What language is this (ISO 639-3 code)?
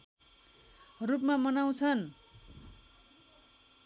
nep